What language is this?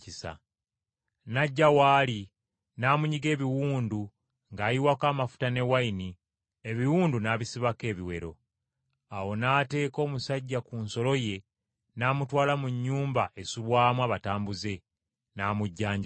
Ganda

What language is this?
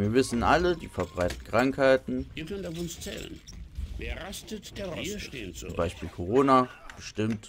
German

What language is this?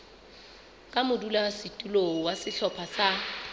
Southern Sotho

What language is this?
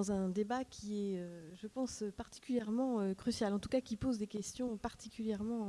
French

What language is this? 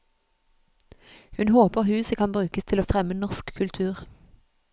Norwegian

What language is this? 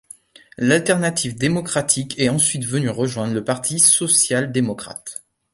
French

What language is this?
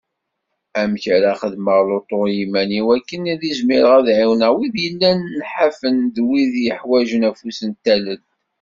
Kabyle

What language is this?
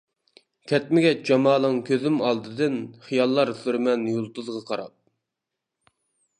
Uyghur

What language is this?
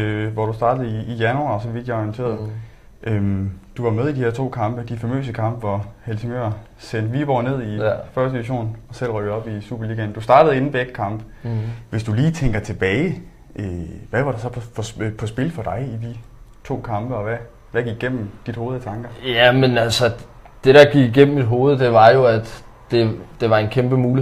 Danish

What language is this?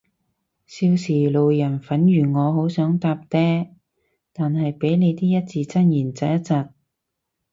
Cantonese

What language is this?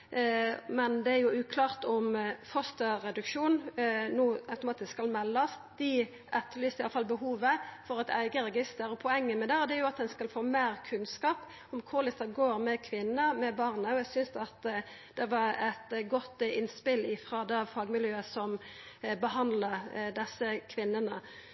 Norwegian Nynorsk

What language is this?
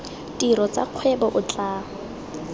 Tswana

